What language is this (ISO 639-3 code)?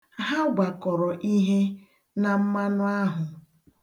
ibo